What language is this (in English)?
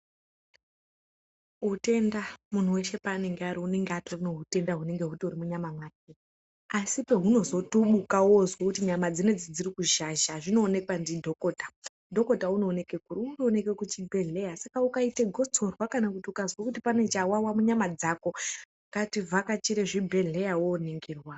Ndau